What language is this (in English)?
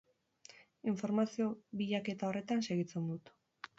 Basque